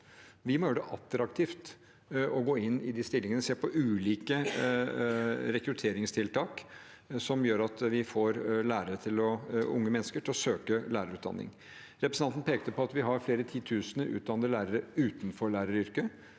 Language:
Norwegian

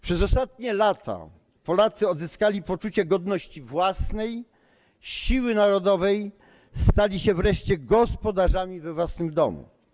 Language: Polish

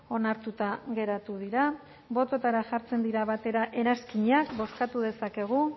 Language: Basque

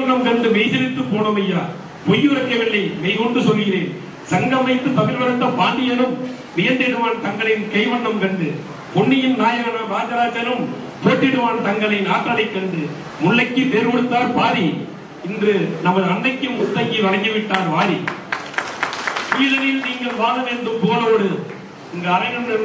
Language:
Tamil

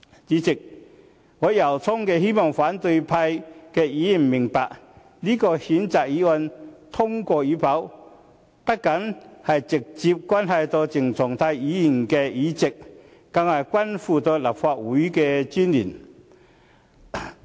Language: Cantonese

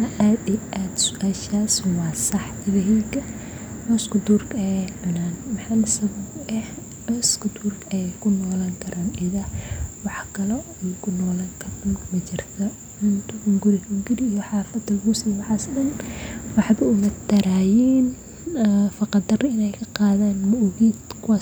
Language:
Somali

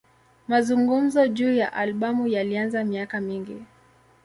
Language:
Swahili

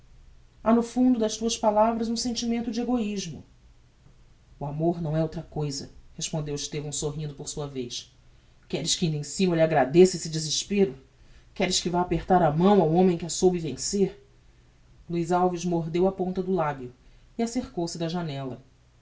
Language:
Portuguese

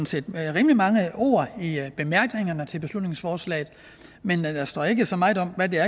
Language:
Danish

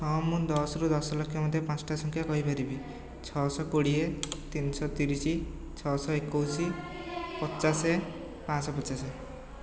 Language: Odia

